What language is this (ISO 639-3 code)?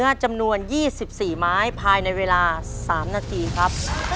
tha